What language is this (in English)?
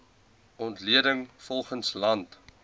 Afrikaans